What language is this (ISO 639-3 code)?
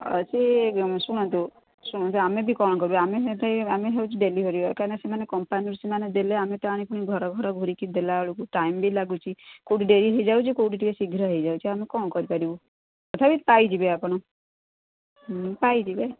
ori